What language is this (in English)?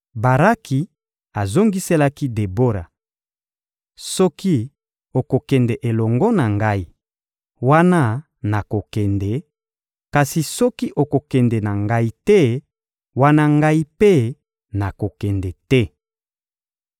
Lingala